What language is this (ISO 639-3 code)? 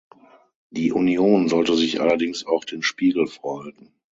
deu